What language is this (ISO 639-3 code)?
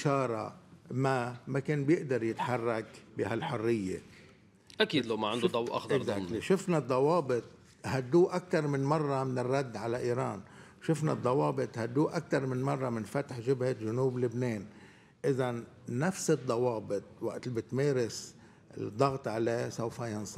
ara